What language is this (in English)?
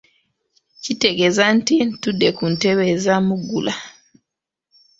Ganda